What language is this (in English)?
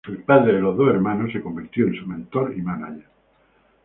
Spanish